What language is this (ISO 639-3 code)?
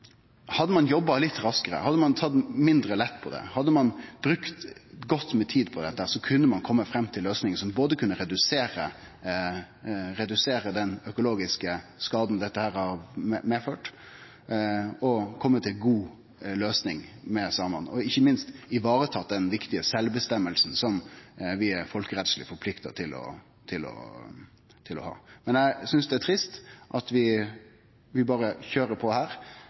nno